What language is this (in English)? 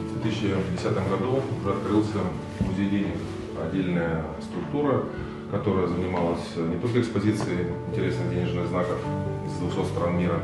Russian